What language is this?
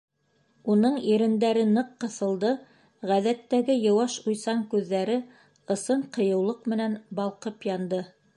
Bashkir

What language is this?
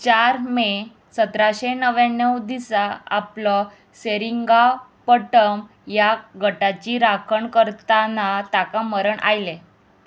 Konkani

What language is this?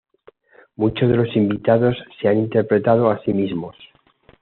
Spanish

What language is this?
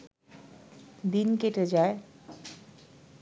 Bangla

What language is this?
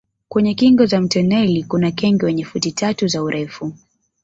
Swahili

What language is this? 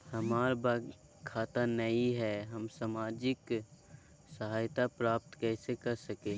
Magahi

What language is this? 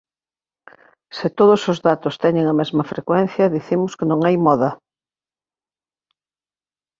Galician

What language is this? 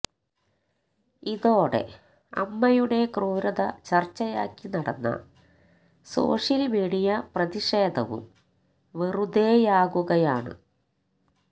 Malayalam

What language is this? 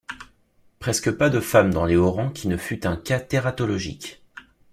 French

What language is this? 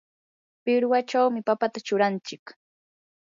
Yanahuanca Pasco Quechua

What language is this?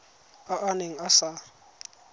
Tswana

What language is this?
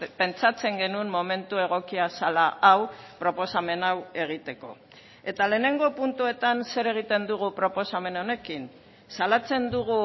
Basque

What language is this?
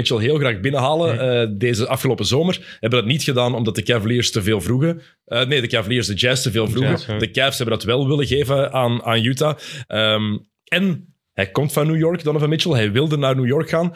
Dutch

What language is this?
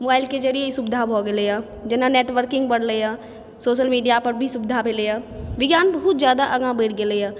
Maithili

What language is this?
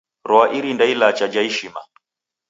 Taita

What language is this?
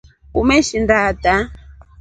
Rombo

